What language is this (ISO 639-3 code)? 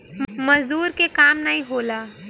bho